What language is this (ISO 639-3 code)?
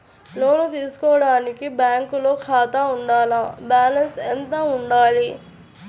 tel